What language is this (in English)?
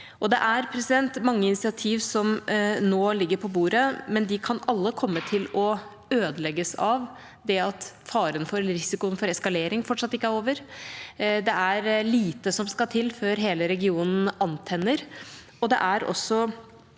Norwegian